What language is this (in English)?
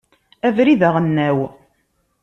Kabyle